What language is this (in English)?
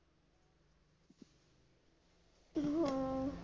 Punjabi